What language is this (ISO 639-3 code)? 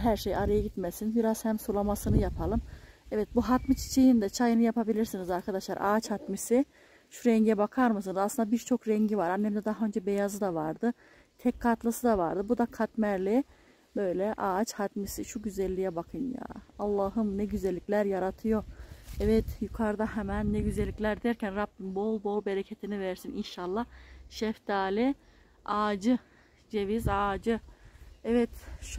tur